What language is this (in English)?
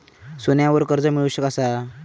Marathi